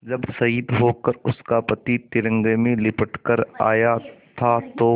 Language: Hindi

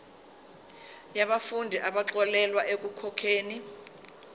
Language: Zulu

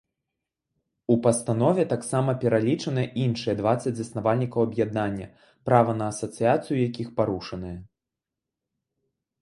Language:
Belarusian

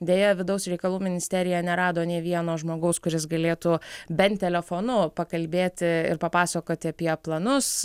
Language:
Lithuanian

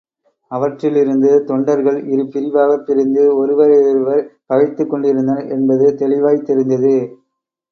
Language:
Tamil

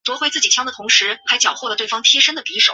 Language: Chinese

